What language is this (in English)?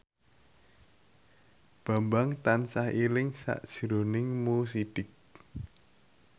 Javanese